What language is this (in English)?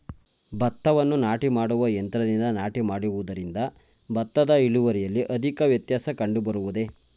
Kannada